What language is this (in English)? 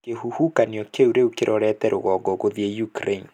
Kikuyu